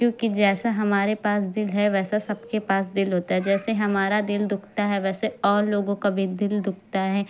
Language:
Urdu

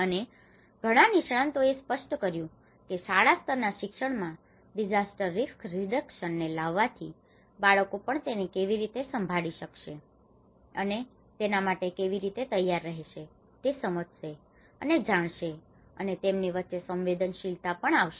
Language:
Gujarati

